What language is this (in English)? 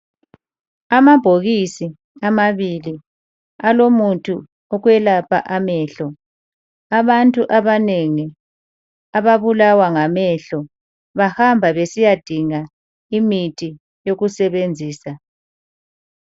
North Ndebele